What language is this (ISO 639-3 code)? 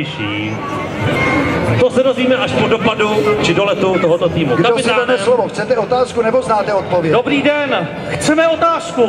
ces